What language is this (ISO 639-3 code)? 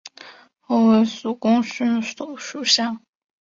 zho